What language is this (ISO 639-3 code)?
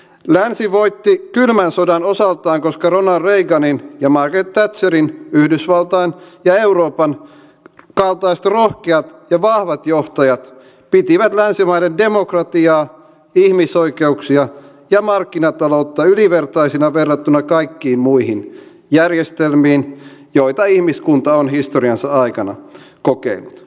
fin